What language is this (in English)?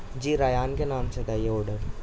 Urdu